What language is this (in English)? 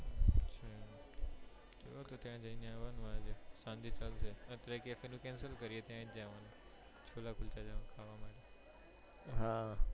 Gujarati